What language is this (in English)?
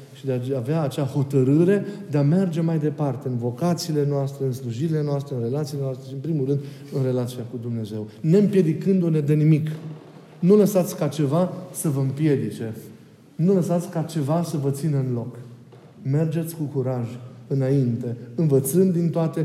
Romanian